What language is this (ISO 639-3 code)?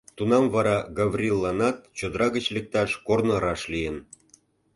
chm